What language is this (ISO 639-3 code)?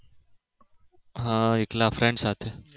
guj